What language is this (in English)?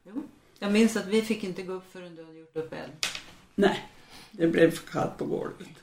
Swedish